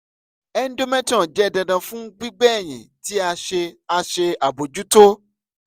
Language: Yoruba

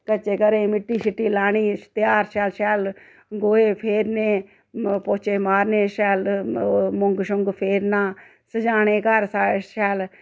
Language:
Dogri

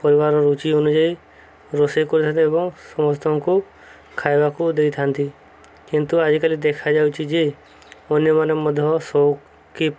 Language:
Odia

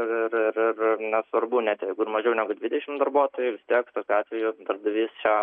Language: Lithuanian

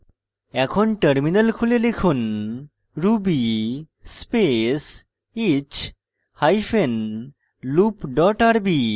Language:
Bangla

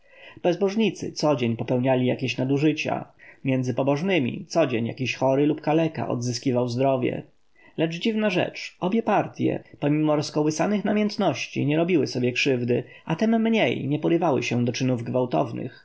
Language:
Polish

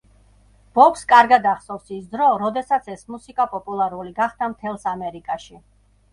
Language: Georgian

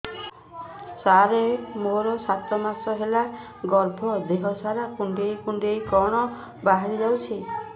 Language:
Odia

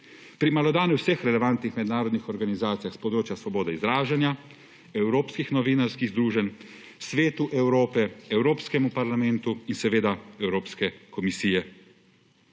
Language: Slovenian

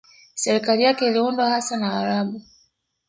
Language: Swahili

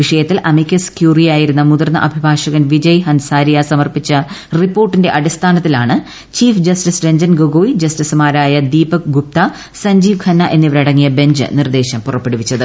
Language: Malayalam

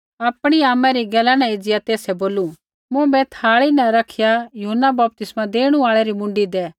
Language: Kullu Pahari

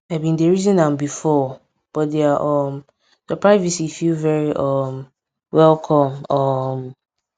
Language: Nigerian Pidgin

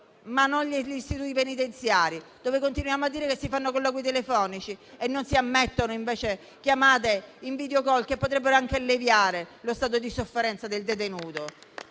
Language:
Italian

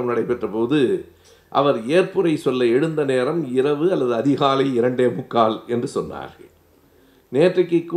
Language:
Tamil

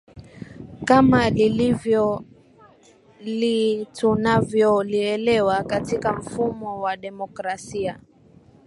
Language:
Swahili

